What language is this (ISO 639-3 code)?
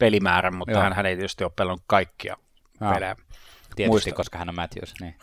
fin